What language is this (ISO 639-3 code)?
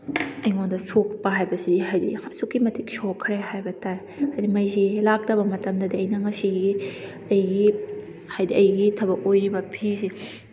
mni